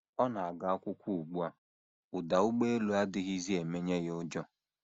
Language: Igbo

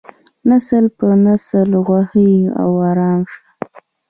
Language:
Pashto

